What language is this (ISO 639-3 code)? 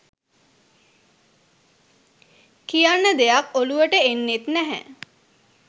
sin